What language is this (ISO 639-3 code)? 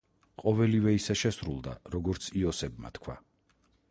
kat